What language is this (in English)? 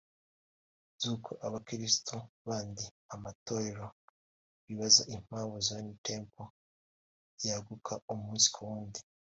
Kinyarwanda